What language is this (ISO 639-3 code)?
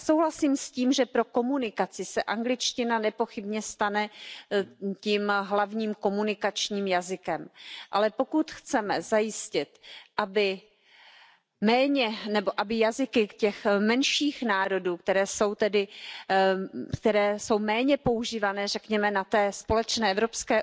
ces